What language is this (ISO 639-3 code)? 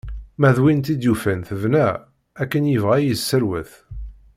kab